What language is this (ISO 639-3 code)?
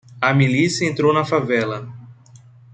por